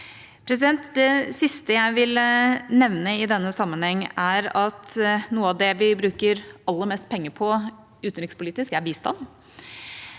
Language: Norwegian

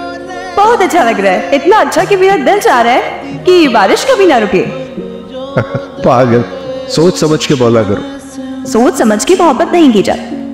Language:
Hindi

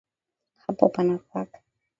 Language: Swahili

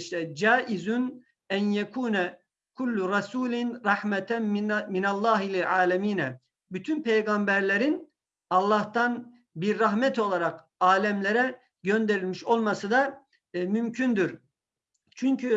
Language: Turkish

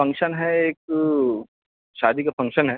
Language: Urdu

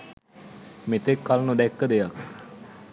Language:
Sinhala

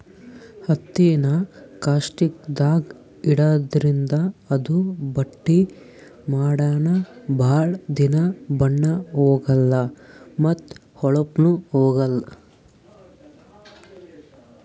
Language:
Kannada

